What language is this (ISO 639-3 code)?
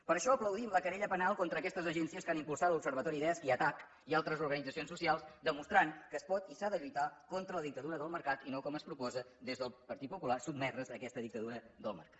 cat